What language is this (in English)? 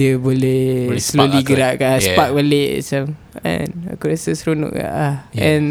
Malay